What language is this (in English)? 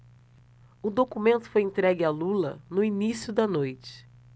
Portuguese